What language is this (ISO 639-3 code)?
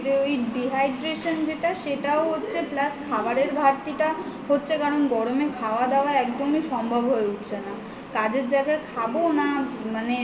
ben